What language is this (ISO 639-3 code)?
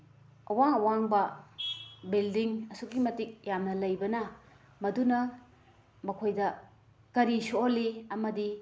mni